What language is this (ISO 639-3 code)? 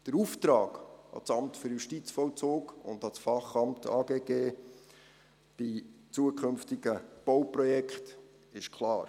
gsw